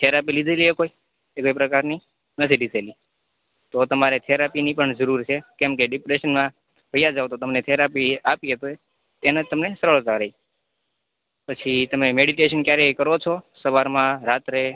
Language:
Gujarati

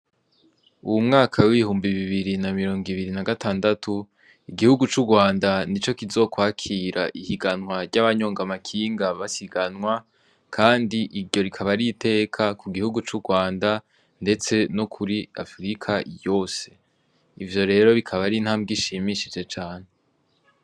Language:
Rundi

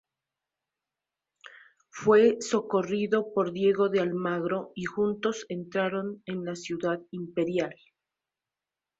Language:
Spanish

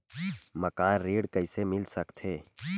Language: Chhattisgarhi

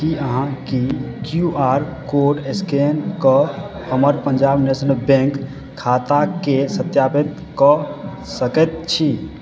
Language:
Maithili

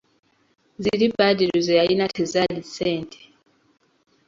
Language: Ganda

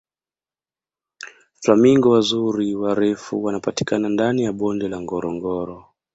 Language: Swahili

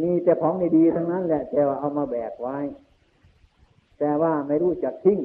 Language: Thai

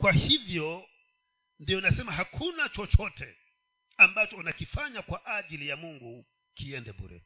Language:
Swahili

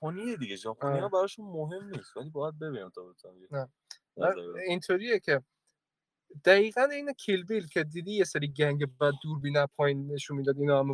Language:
Persian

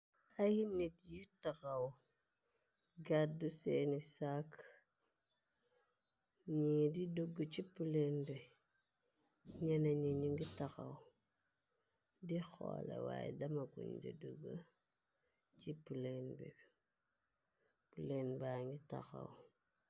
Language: Wolof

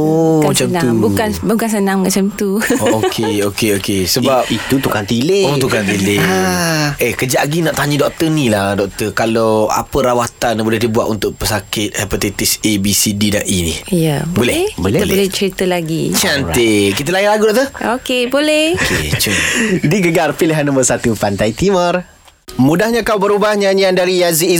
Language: Malay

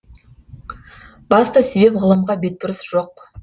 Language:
Kazakh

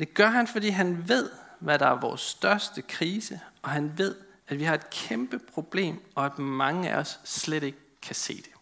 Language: Danish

